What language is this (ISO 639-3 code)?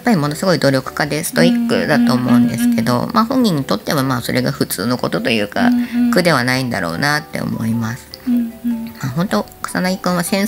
jpn